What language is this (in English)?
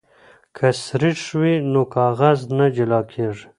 Pashto